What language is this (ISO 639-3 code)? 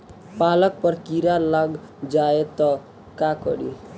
bho